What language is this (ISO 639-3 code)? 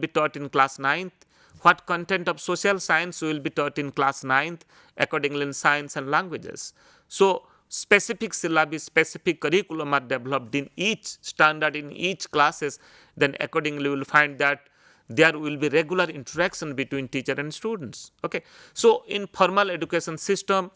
eng